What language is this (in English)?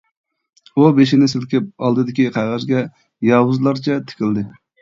Uyghur